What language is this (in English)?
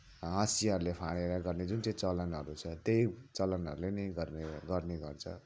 Nepali